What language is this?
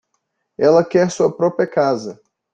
Portuguese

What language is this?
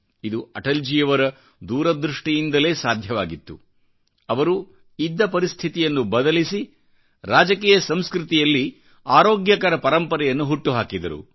Kannada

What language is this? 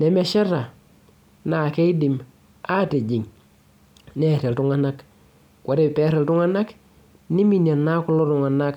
Masai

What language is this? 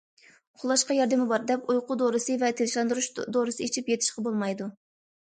Uyghur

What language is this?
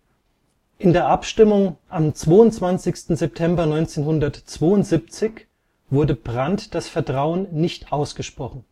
German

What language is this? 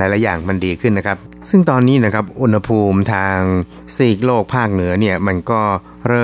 Thai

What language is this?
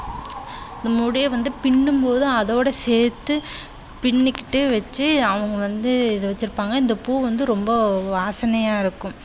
Tamil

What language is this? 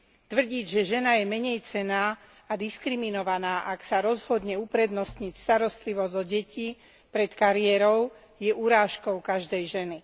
Slovak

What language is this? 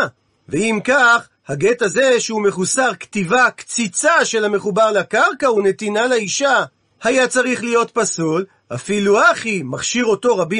Hebrew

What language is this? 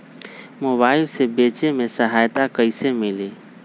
Magahi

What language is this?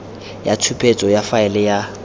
Tswana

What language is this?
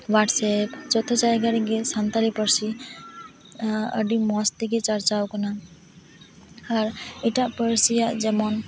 Santali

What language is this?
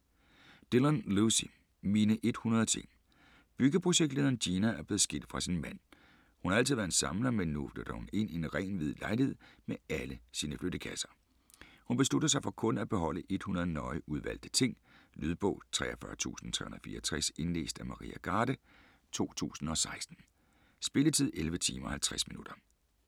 Danish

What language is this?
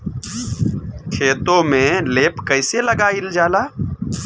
Bhojpuri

